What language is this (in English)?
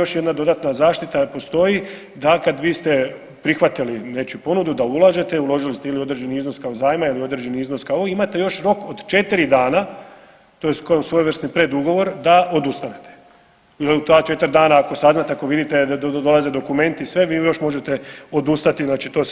Croatian